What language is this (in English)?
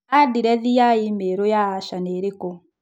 Kikuyu